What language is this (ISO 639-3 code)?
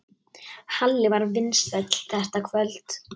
isl